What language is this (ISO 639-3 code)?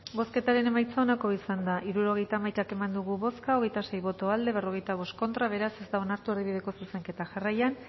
eus